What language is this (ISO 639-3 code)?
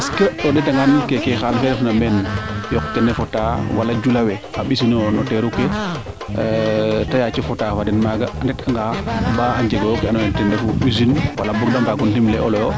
srr